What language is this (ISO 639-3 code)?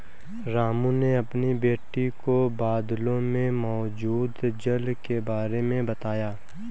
hin